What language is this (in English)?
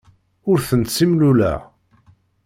Kabyle